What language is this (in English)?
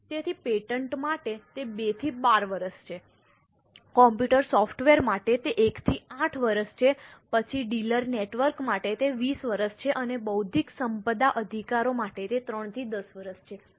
Gujarati